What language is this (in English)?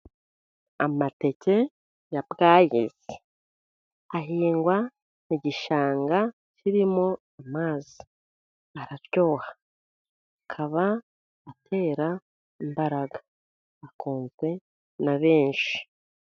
Kinyarwanda